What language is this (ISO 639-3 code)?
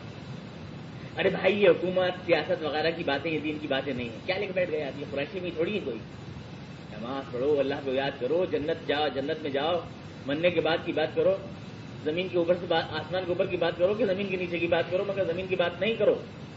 urd